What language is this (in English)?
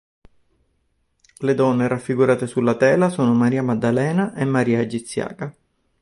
Italian